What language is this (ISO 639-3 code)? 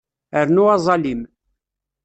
kab